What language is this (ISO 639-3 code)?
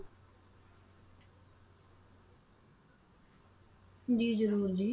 pan